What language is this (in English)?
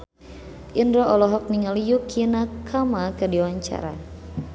Sundanese